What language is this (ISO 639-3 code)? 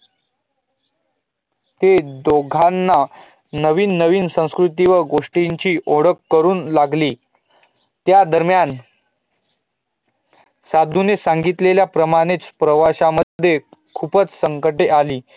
mar